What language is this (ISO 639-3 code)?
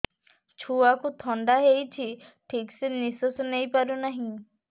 ori